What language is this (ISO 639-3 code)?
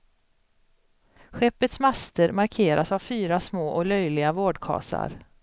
swe